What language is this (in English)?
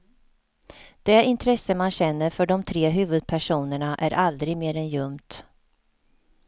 Swedish